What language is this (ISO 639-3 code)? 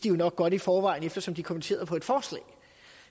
dan